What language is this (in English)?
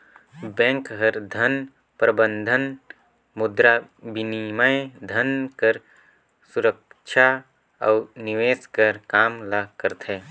Chhattisgarhi